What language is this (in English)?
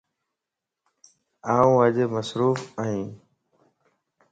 Lasi